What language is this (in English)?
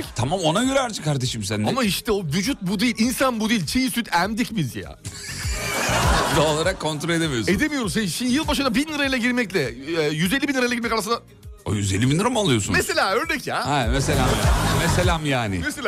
Turkish